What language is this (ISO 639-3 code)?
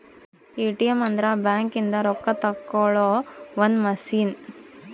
kan